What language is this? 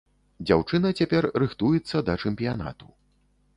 Belarusian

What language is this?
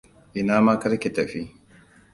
Hausa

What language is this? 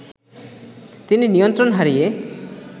Bangla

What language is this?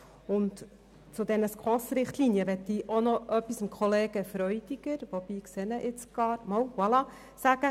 Swiss German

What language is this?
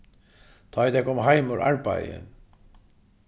Faroese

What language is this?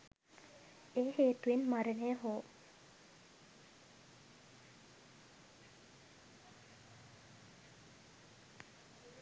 Sinhala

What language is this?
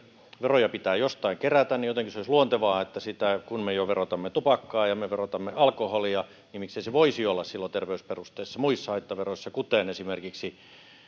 Finnish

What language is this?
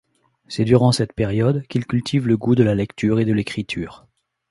French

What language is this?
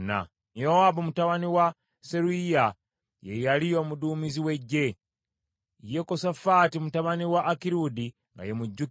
Ganda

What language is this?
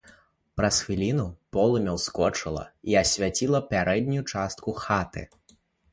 Belarusian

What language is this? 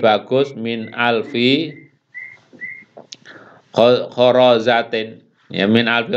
Indonesian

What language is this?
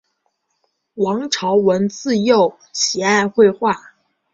Chinese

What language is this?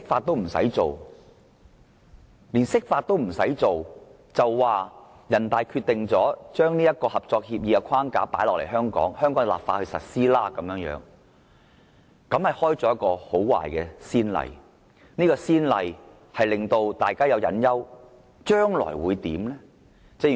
Cantonese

